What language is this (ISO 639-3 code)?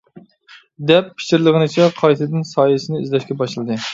uig